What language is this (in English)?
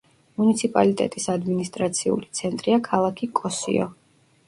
Georgian